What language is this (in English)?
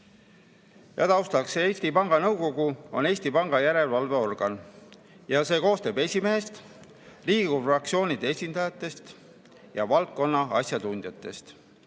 Estonian